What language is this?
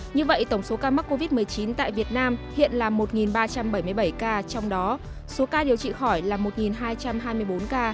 Vietnamese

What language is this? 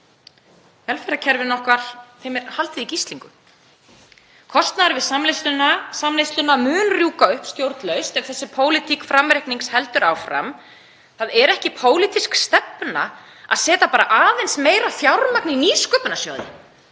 Icelandic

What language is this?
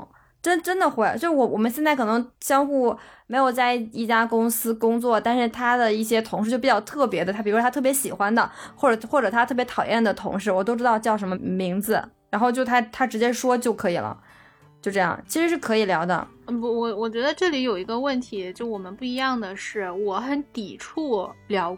Chinese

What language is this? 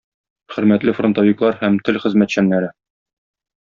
Tatar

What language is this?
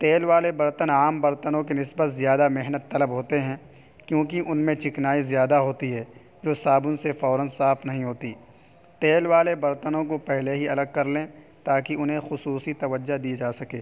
Urdu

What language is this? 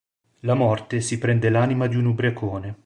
Italian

